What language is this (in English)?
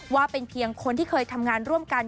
Thai